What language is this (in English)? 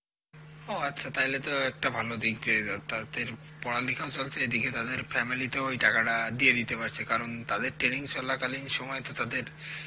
Bangla